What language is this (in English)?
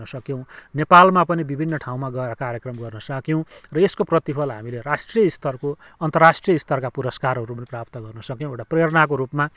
Nepali